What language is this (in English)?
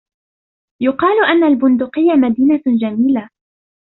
Arabic